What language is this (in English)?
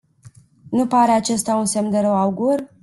Romanian